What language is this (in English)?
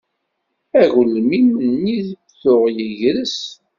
Kabyle